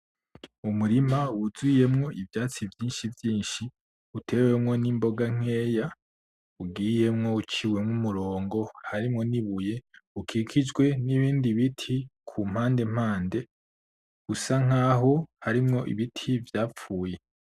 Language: Rundi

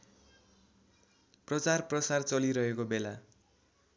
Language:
Nepali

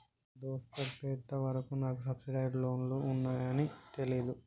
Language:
Telugu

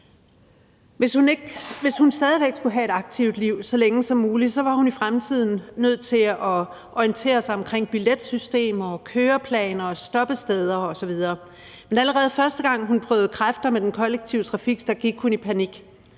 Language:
Danish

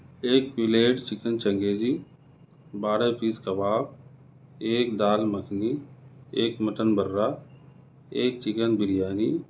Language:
Urdu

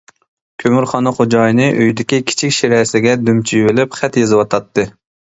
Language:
Uyghur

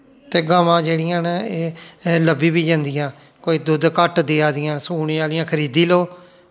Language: Dogri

